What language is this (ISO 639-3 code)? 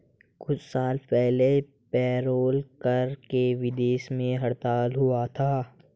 hin